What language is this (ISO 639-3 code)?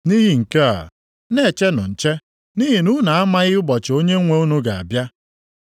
ibo